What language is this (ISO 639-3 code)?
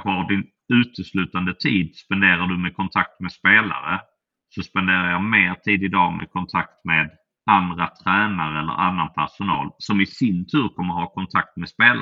swe